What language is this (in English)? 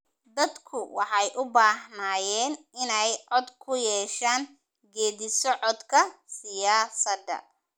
Somali